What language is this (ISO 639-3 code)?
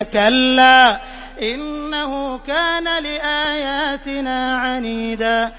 ara